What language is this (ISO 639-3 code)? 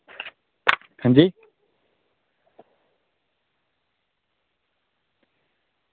doi